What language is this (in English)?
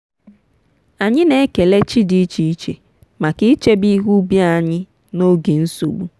Igbo